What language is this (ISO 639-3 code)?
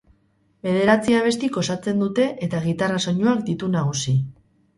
eus